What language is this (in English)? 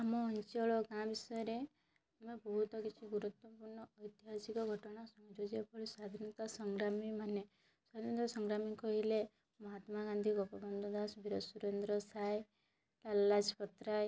Odia